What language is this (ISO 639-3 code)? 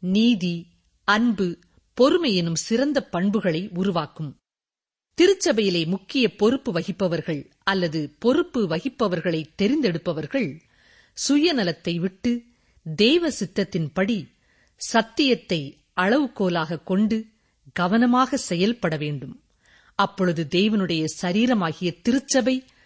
tam